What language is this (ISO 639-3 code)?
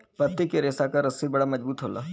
bho